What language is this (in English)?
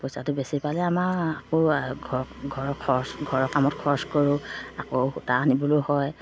Assamese